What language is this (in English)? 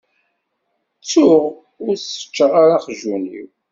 Kabyle